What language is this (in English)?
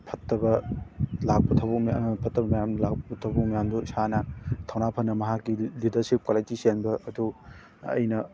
Manipuri